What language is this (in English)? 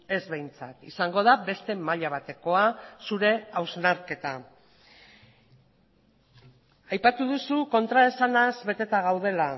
Basque